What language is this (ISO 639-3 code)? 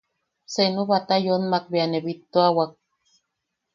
yaq